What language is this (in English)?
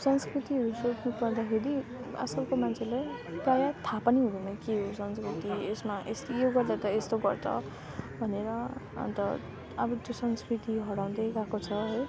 Nepali